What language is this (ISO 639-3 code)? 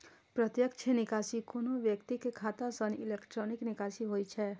mai